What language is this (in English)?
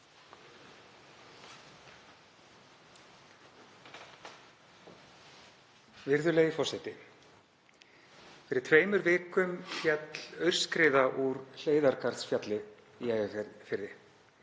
Icelandic